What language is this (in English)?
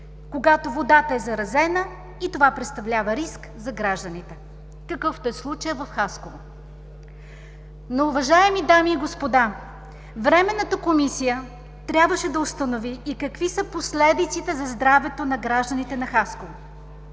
Bulgarian